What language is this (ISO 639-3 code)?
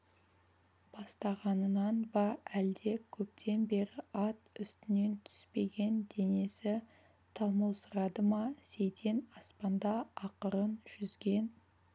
kaz